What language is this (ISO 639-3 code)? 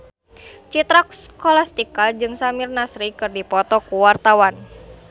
sun